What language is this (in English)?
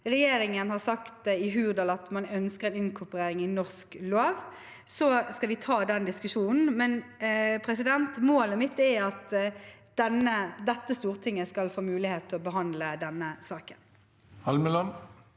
Norwegian